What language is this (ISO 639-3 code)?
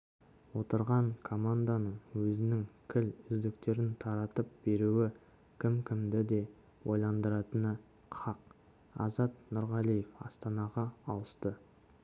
kaz